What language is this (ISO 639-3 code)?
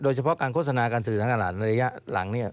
tha